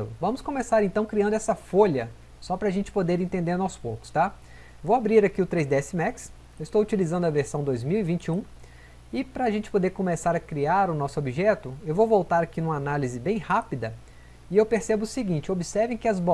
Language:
Portuguese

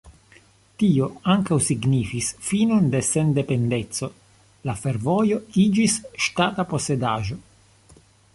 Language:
Esperanto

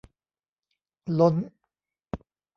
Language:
Thai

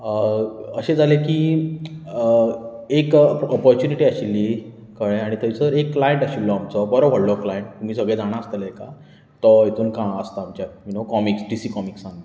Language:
Konkani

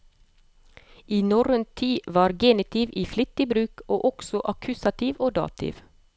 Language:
Norwegian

